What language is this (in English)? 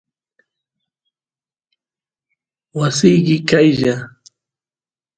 Santiago del Estero Quichua